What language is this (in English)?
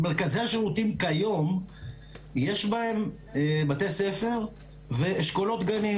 Hebrew